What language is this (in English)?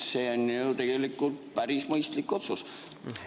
Estonian